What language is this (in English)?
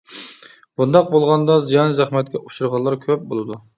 Uyghur